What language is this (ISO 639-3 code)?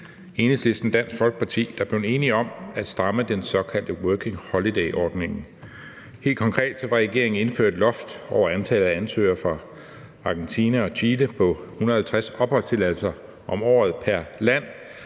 dan